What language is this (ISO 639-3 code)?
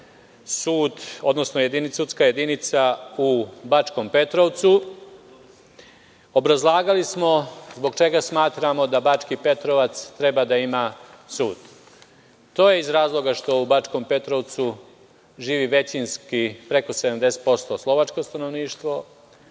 srp